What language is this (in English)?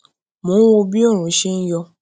Yoruba